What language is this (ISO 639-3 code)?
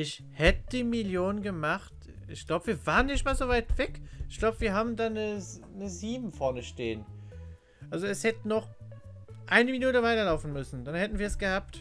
deu